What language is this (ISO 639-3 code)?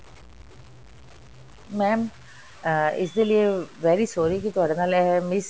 pan